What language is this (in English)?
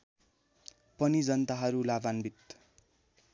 Nepali